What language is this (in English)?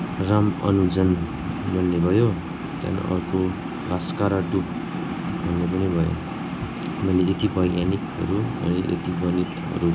Nepali